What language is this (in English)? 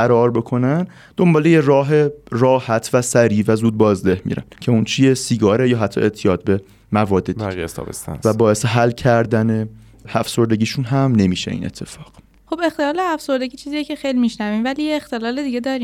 Persian